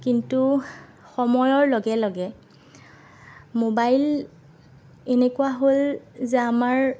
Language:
Assamese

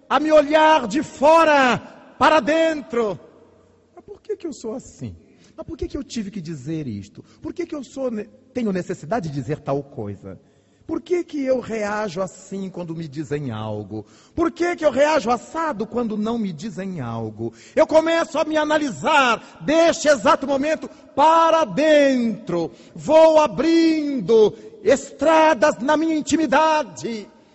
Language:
Portuguese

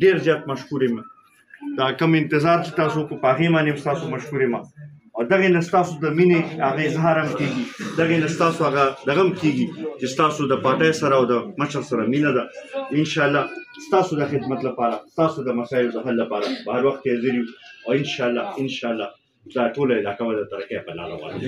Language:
Romanian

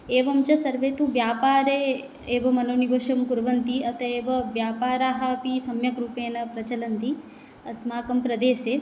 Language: Sanskrit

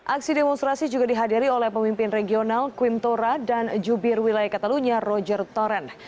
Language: Indonesian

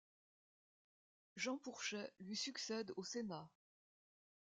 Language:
French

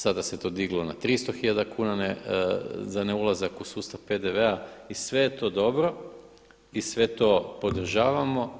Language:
Croatian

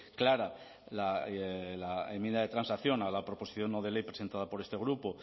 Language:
Spanish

